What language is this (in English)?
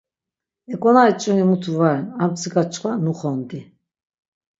Laz